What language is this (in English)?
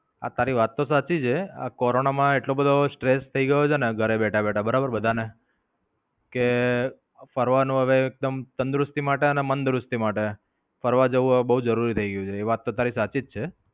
Gujarati